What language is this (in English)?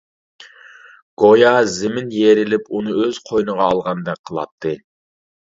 Uyghur